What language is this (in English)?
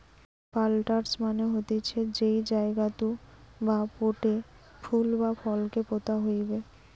Bangla